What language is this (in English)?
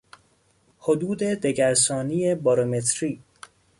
Persian